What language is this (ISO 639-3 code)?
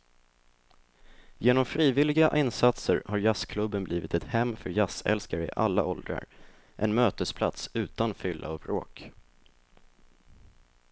swe